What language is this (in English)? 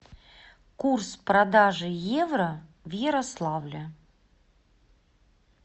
Russian